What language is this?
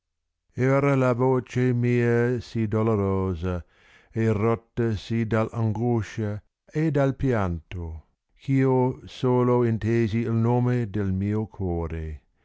Italian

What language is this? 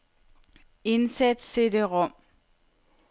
Danish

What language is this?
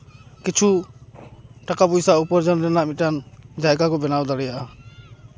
Santali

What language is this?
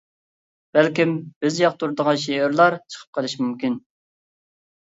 Uyghur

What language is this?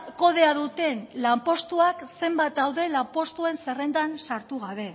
Basque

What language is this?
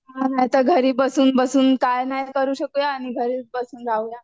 Marathi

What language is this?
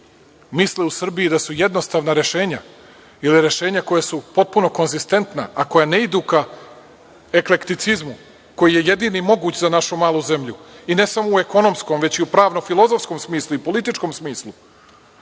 Serbian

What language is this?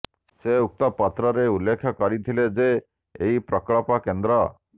Odia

